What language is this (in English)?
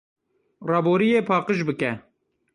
Kurdish